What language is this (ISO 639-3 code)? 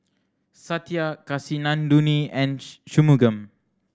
eng